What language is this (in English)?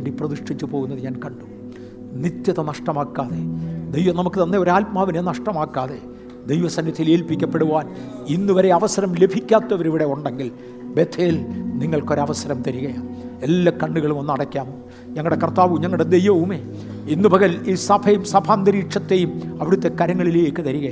Malayalam